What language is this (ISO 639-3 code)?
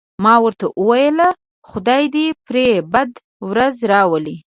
pus